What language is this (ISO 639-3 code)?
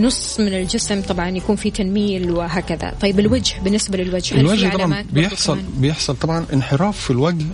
ara